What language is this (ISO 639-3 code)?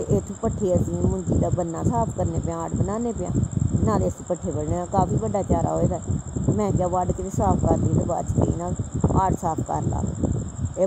tha